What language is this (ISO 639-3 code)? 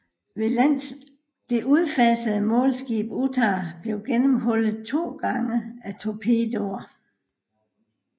dan